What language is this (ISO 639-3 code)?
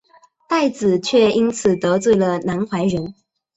zho